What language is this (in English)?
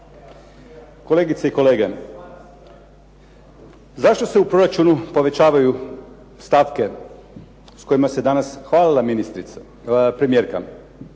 Croatian